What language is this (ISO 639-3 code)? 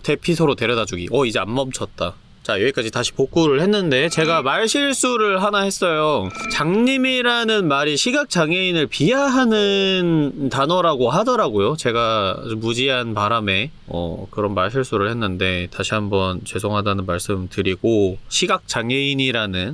kor